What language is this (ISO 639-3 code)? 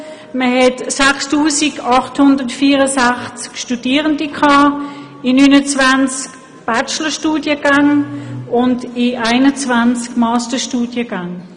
gsw